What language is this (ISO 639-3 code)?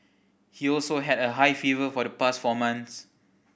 eng